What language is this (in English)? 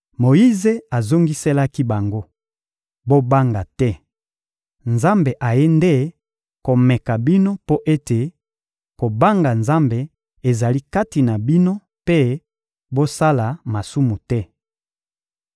Lingala